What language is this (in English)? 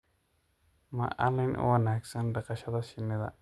Somali